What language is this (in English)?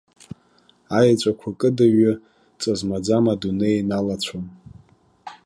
Abkhazian